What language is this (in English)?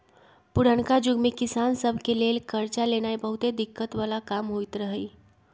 Magahi